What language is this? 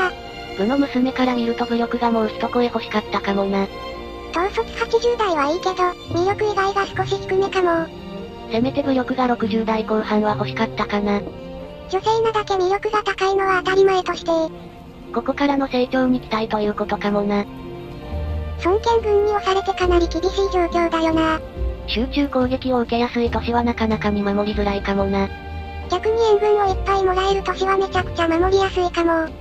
Japanese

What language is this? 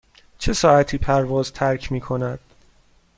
Persian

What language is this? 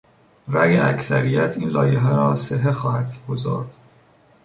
Persian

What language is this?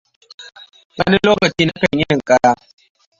Hausa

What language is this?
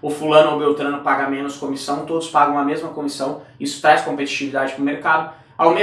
Portuguese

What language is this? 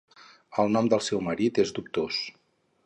Catalan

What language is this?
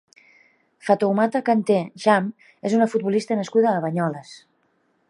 Catalan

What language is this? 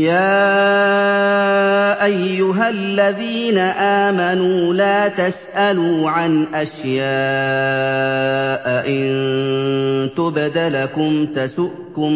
Arabic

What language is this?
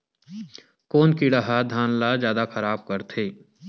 Chhattisgarhi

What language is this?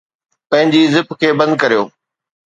Sindhi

